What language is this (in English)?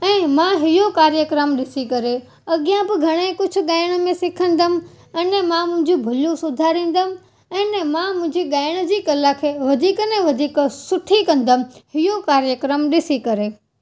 Sindhi